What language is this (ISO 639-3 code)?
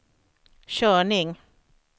swe